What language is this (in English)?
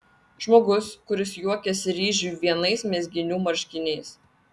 Lithuanian